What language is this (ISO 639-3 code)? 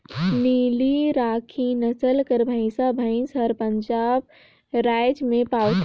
hne